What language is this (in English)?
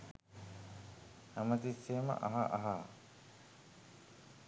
Sinhala